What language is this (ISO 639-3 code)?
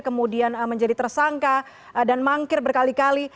ind